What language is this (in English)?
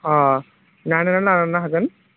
Bodo